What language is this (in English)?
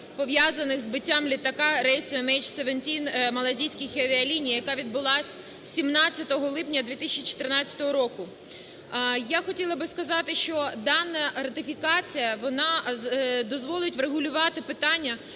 Ukrainian